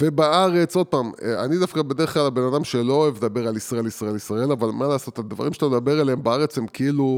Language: Hebrew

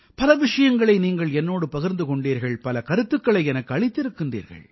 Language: Tamil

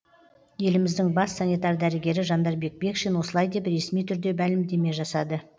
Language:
Kazakh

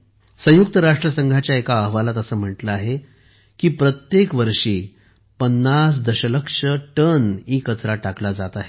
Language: Marathi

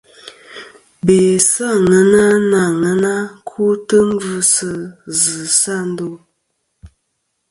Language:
Kom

